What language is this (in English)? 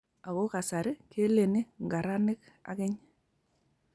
Kalenjin